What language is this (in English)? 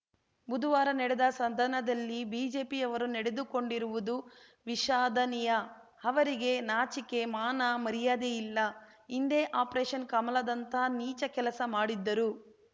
Kannada